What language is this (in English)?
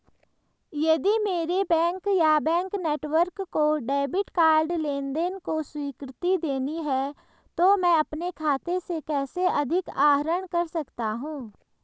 Hindi